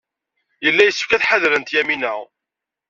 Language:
Kabyle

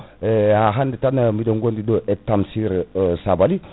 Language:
Fula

